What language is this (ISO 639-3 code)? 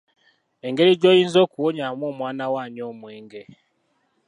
lug